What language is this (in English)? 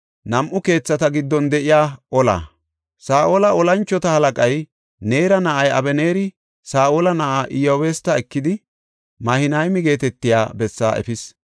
Gofa